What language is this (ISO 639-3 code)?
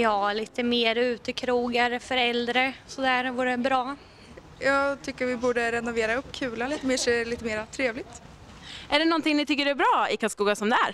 swe